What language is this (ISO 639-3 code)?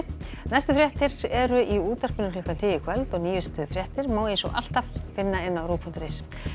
isl